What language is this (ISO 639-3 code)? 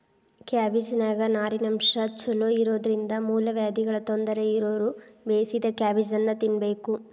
kan